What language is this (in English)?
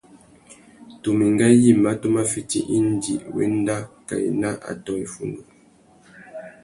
Tuki